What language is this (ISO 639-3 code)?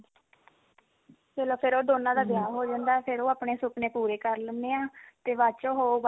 pan